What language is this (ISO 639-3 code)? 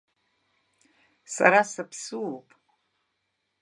abk